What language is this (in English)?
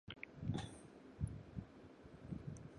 Chinese